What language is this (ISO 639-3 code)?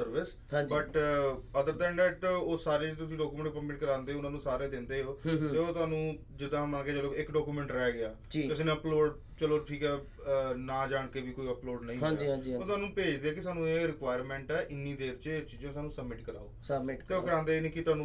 pan